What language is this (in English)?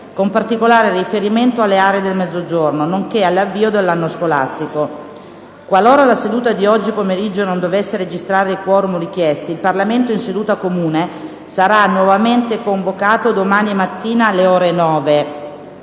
Italian